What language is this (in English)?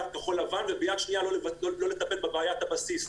Hebrew